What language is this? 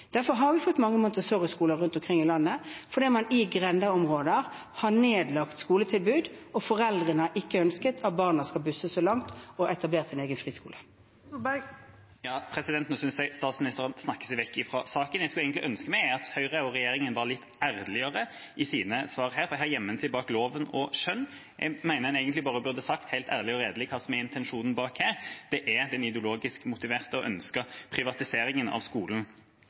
Norwegian Bokmål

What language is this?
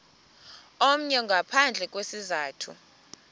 Xhosa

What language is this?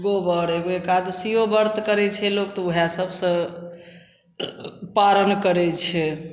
Maithili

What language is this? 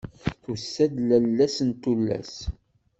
Kabyle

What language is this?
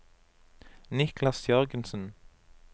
Norwegian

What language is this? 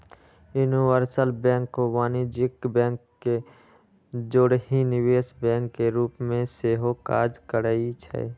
Magahi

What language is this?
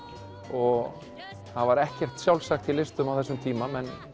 Icelandic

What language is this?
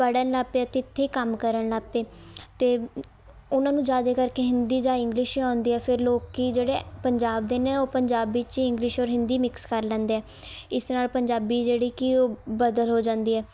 Punjabi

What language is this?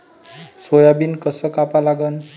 Marathi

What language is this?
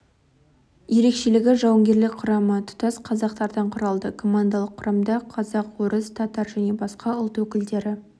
Kazakh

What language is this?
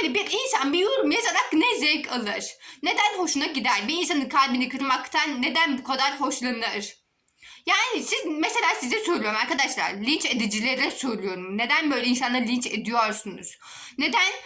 Turkish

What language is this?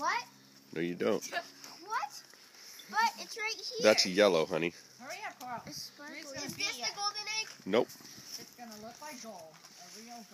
English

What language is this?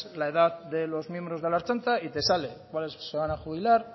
Spanish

